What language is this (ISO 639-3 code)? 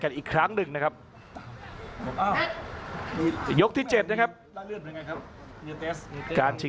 tha